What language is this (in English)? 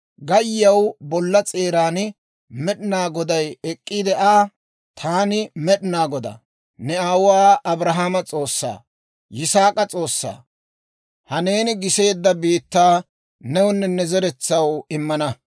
Dawro